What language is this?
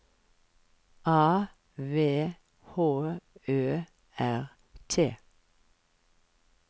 Norwegian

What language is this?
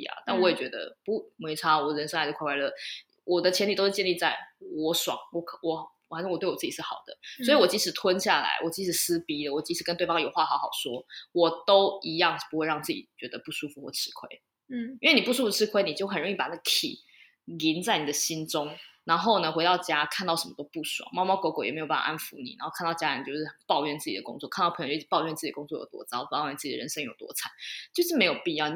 Chinese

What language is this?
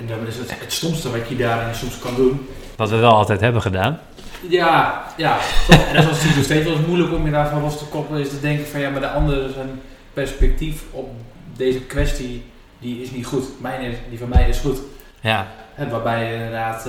Dutch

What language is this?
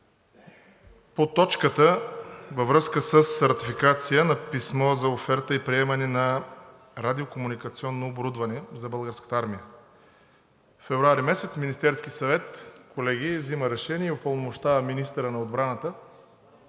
Bulgarian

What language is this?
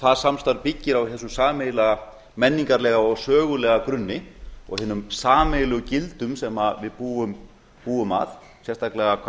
Icelandic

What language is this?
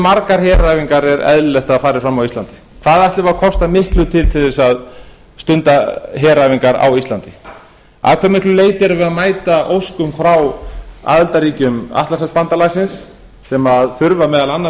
Icelandic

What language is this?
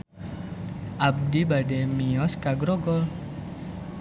Sundanese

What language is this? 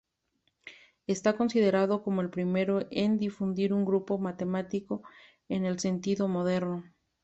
Spanish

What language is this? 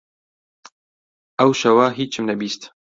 Central Kurdish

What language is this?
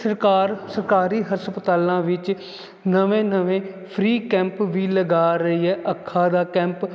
Punjabi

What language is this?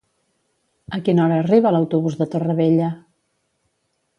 Catalan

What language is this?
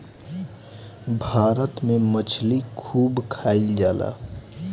Bhojpuri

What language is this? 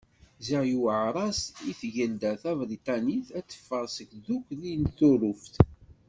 Kabyle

